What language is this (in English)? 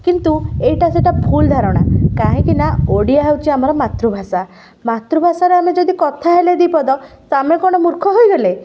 Odia